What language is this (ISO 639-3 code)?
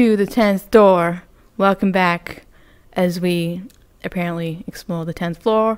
eng